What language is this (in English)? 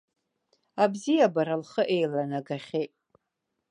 Abkhazian